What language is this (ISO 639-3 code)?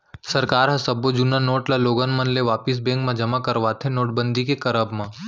hne